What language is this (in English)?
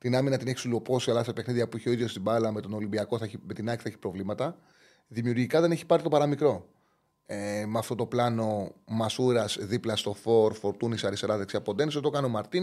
Greek